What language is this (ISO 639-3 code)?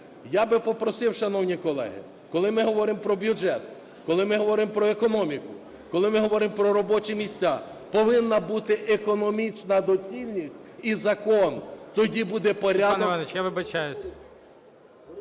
ukr